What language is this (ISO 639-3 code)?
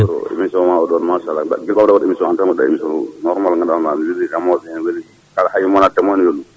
ful